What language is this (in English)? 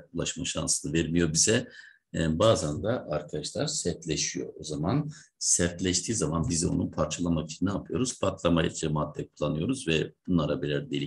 Turkish